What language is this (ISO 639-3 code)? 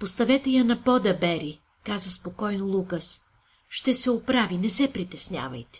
bul